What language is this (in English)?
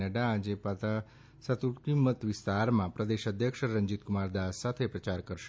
Gujarati